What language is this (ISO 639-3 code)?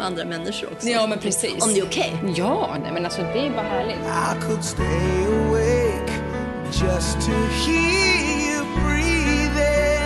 swe